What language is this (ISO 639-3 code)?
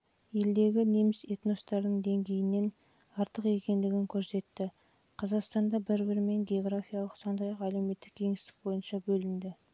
kaz